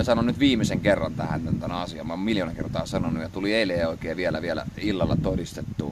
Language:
Finnish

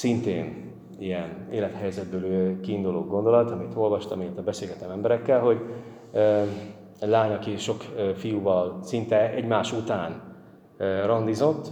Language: Hungarian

